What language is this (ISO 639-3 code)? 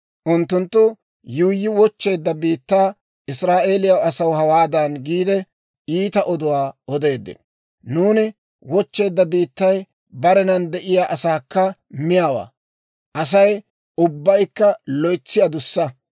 dwr